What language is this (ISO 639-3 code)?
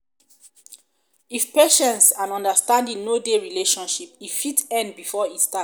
pcm